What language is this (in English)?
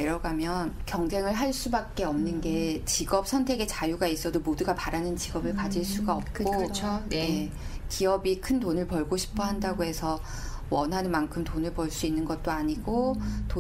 Korean